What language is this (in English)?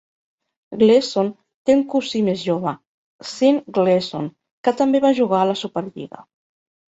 Catalan